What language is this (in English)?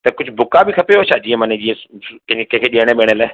Sindhi